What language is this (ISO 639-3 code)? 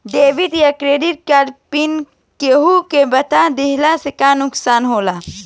bho